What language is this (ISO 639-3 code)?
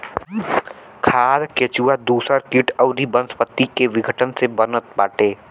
bho